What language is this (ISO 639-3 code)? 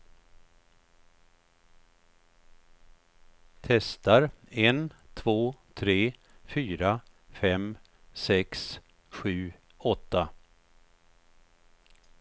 swe